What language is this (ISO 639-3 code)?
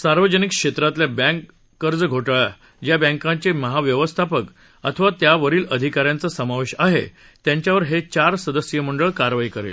mar